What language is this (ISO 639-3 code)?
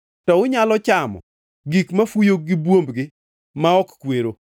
luo